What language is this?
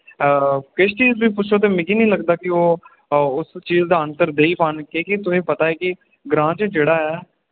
Dogri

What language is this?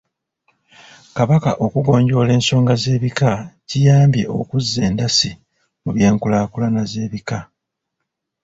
Ganda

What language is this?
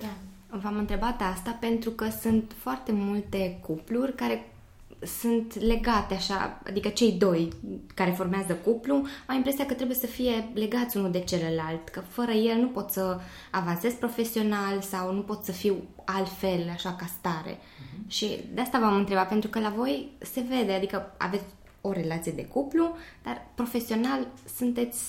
Romanian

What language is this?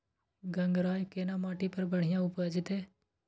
Maithili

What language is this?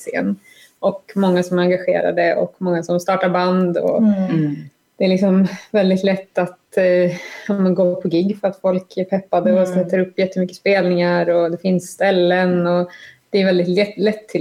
Swedish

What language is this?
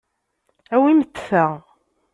Kabyle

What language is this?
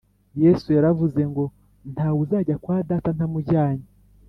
Kinyarwanda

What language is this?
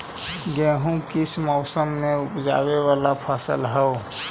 Magahi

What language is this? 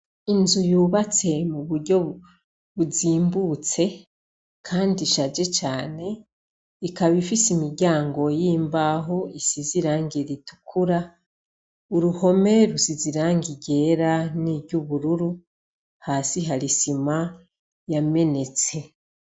Rundi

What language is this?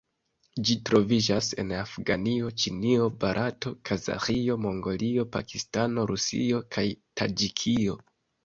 Esperanto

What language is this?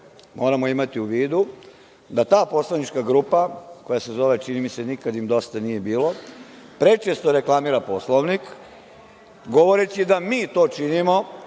Serbian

